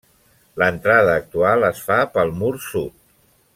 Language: Catalan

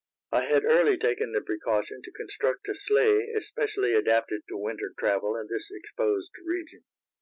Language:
English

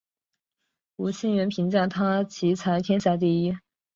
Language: Chinese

